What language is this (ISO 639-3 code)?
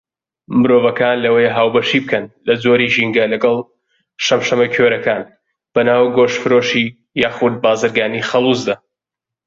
ckb